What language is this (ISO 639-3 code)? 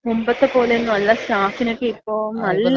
mal